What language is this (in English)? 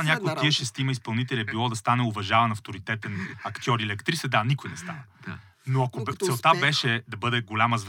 Bulgarian